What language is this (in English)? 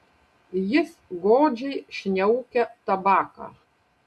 Lithuanian